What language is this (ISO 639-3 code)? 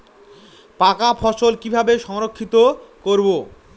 ben